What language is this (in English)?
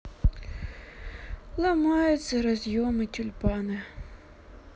Russian